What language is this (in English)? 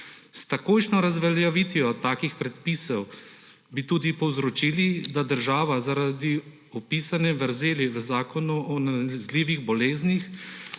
Slovenian